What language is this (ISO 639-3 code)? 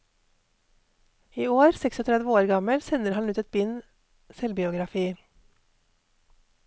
nor